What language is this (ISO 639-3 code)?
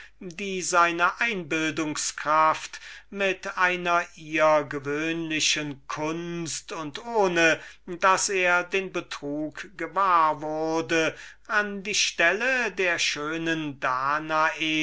deu